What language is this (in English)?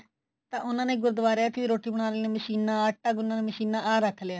Punjabi